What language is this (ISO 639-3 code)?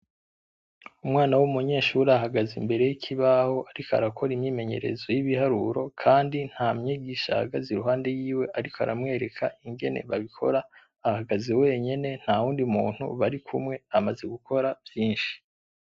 run